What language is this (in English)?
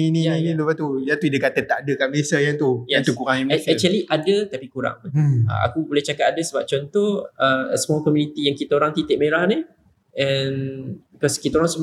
Malay